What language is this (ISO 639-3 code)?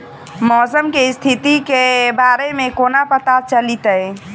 mai